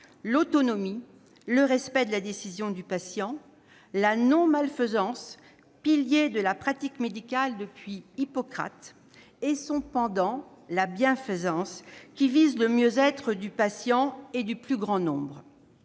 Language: French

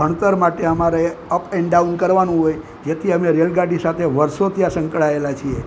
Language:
Gujarati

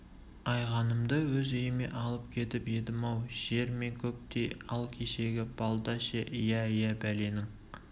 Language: Kazakh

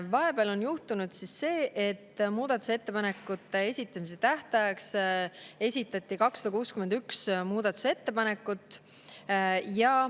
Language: Estonian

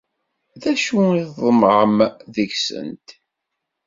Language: Kabyle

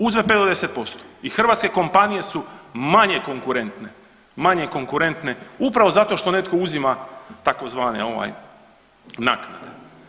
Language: Croatian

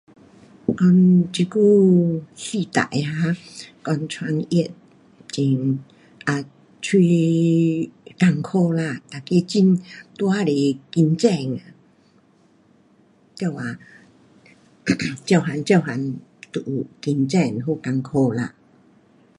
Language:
Pu-Xian Chinese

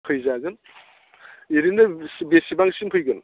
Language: Bodo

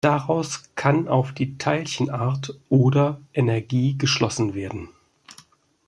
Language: German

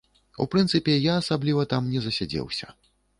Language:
Belarusian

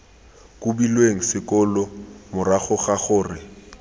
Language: Tswana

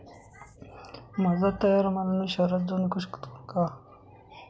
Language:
Marathi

